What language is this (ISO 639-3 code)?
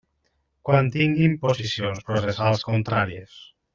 cat